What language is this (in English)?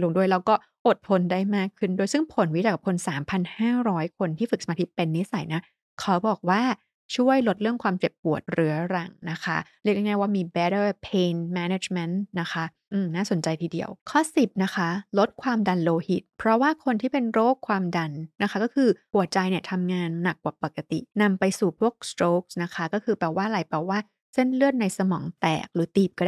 Thai